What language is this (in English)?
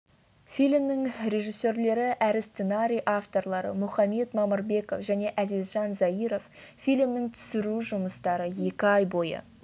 Kazakh